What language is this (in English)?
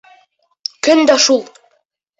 Bashkir